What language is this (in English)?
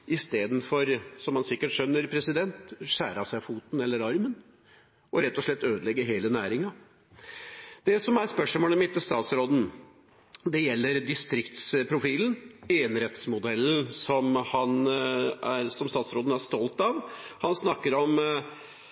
Norwegian Bokmål